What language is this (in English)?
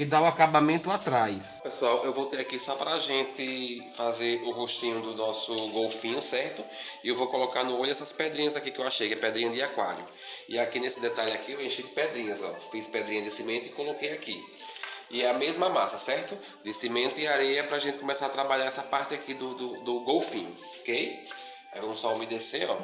Portuguese